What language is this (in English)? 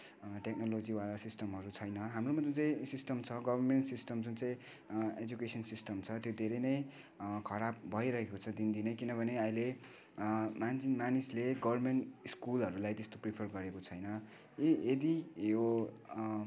Nepali